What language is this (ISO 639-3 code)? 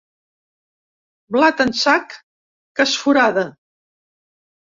cat